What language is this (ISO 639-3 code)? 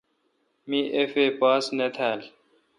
xka